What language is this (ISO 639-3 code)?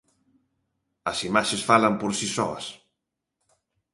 glg